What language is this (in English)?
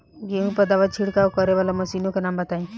Bhojpuri